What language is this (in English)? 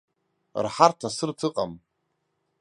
Abkhazian